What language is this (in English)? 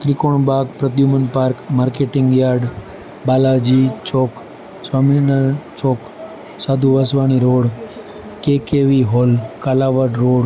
Gujarati